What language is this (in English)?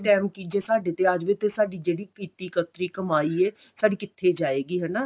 Punjabi